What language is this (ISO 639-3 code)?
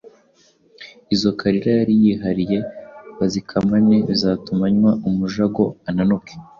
kin